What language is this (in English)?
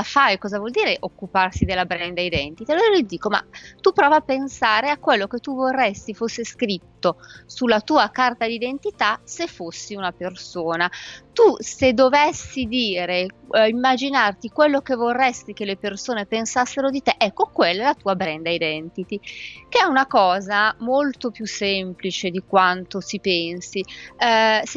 Italian